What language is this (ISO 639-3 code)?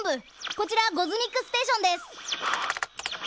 jpn